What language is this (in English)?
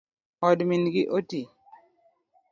Luo (Kenya and Tanzania)